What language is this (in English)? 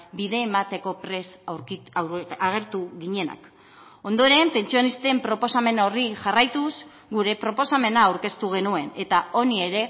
Basque